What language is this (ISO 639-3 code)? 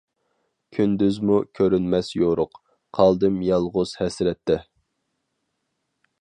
uig